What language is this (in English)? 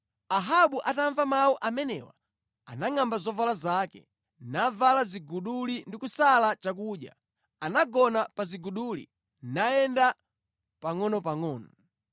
Nyanja